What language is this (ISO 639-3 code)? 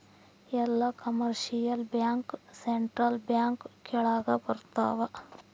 kan